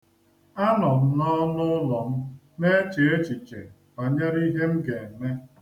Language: Igbo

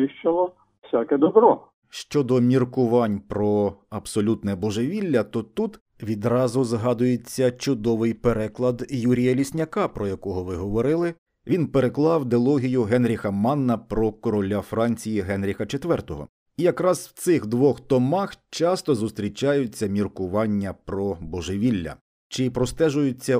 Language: Ukrainian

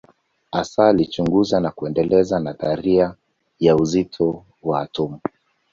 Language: Swahili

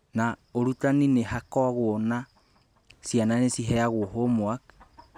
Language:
Kikuyu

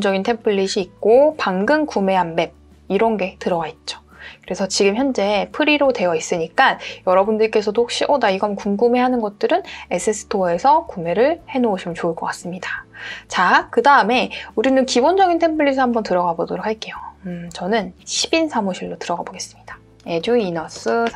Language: Korean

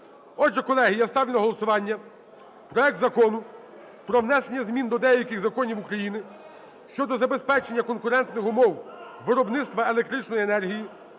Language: Ukrainian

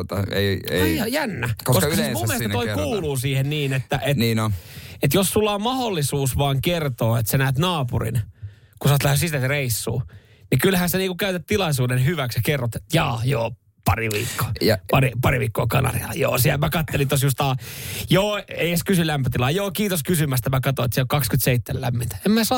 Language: Finnish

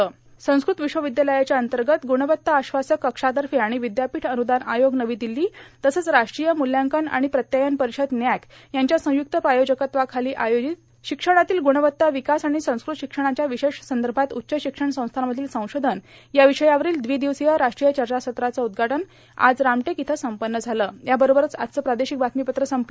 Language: Marathi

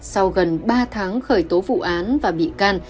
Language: Vietnamese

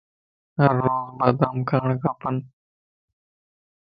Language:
Lasi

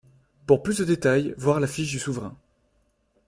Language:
French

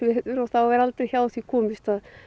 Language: Icelandic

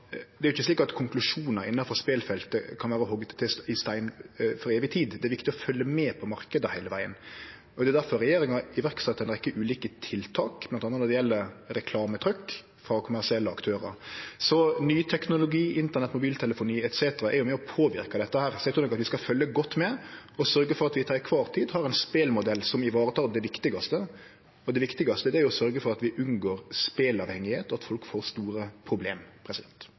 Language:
Norwegian Nynorsk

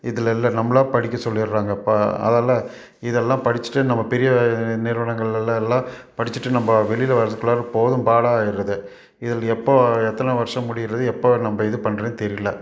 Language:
Tamil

